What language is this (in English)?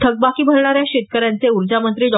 Marathi